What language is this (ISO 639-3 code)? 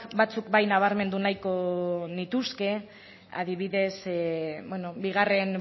eus